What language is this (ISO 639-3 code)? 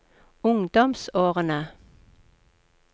nor